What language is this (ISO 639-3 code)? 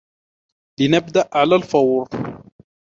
ara